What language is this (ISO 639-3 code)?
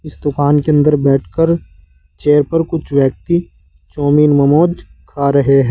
hin